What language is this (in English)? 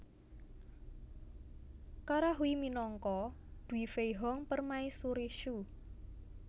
Javanese